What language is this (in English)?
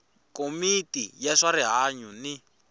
Tsonga